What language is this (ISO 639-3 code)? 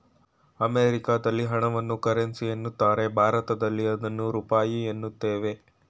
kan